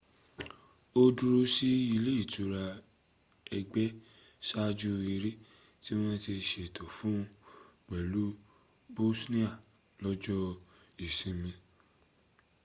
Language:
Yoruba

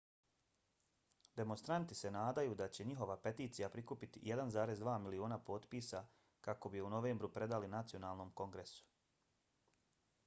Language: Bosnian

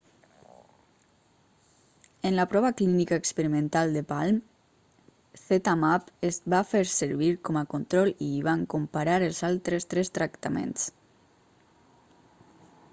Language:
Catalan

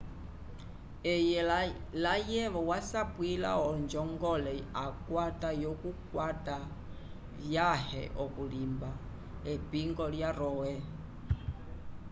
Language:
Umbundu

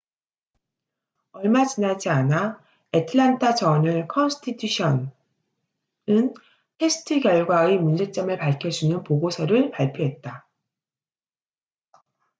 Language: Korean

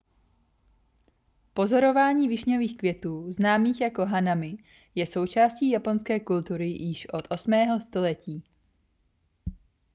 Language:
Czech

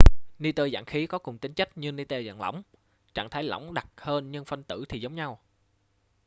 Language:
Vietnamese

